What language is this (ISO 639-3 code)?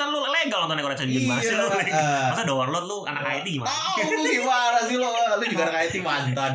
ind